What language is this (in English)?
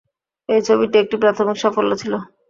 Bangla